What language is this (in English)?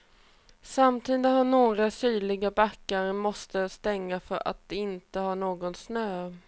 Swedish